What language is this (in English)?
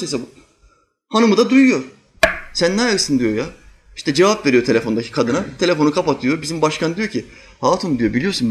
Turkish